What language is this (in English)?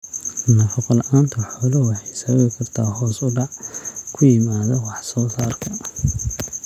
Somali